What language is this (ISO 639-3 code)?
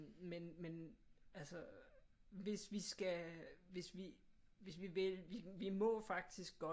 dan